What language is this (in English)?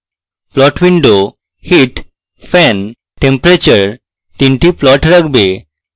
Bangla